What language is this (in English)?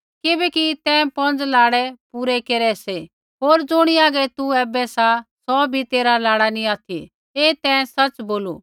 Kullu Pahari